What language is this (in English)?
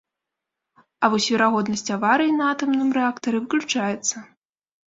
Belarusian